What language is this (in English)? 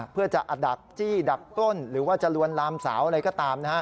Thai